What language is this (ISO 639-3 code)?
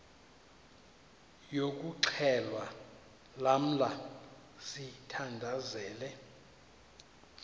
xho